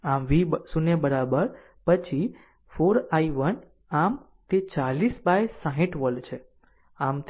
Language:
Gujarati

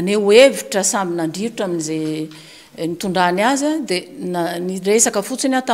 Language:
Romanian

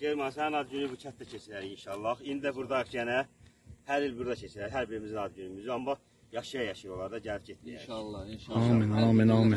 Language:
Turkish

